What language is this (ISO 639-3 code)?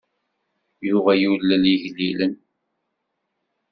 kab